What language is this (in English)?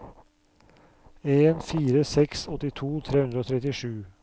Norwegian